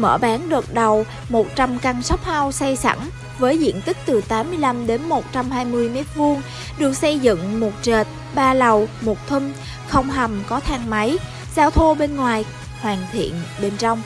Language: Vietnamese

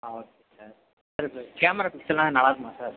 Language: Tamil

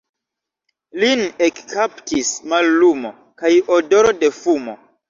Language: Esperanto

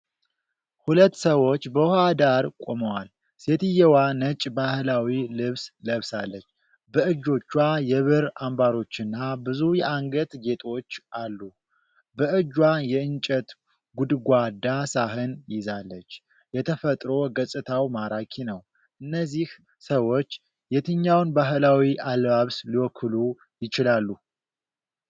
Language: Amharic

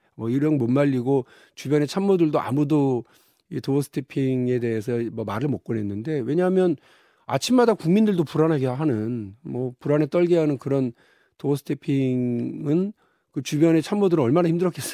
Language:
Korean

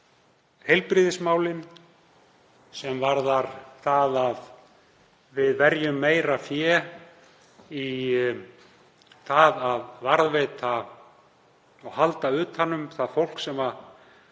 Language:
Icelandic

